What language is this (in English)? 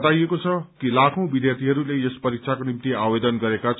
Nepali